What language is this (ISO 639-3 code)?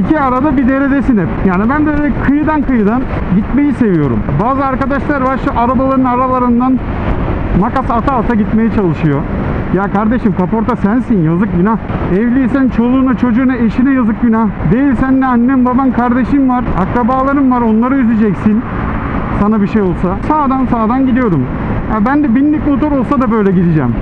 tur